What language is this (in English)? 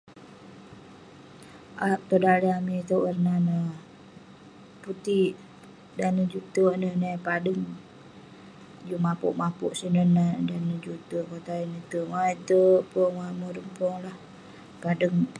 Western Penan